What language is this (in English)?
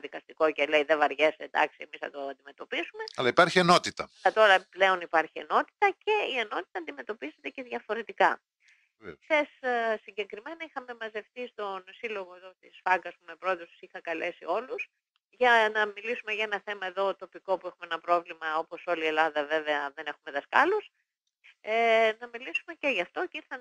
Greek